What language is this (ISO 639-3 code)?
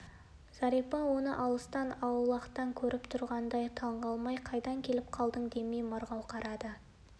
kaz